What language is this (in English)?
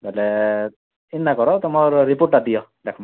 Odia